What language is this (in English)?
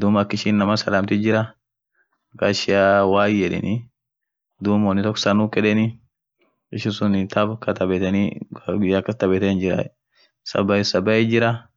Orma